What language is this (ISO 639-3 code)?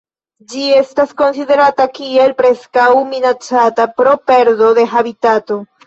epo